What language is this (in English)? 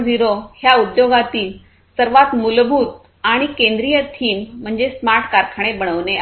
Marathi